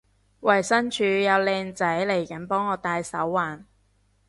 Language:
Cantonese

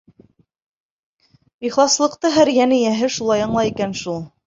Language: Bashkir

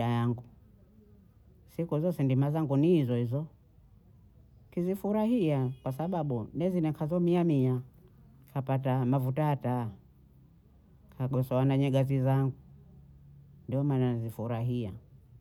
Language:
Bondei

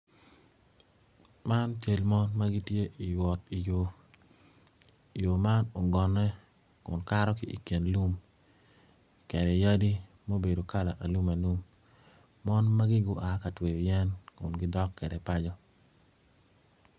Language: Acoli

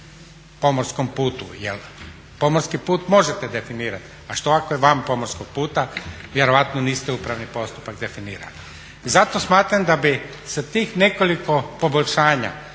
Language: Croatian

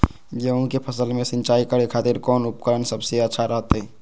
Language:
Magahi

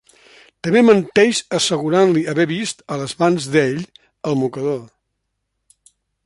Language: Catalan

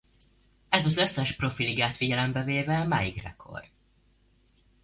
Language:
Hungarian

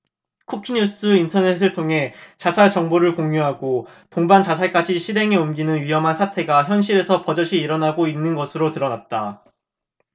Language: Korean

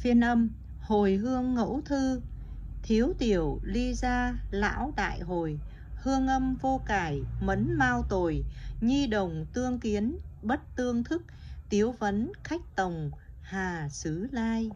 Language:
Vietnamese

